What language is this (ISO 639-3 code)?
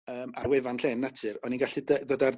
cym